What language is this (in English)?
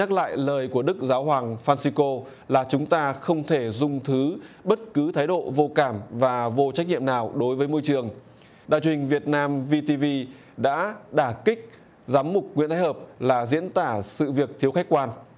Vietnamese